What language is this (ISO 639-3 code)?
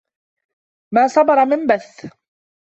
ara